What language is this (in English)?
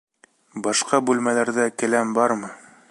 Bashkir